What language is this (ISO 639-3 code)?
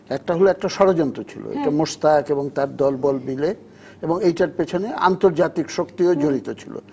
ben